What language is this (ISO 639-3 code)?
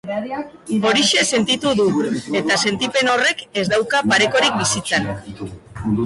eus